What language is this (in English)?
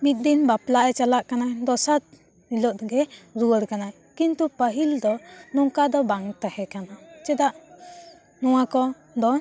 Santali